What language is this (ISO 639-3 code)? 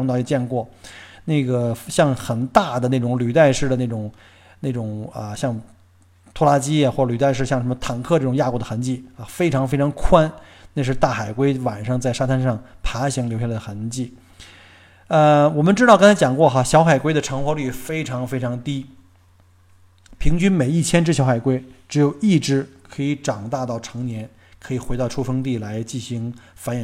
zho